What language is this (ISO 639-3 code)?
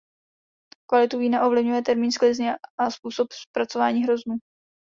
ces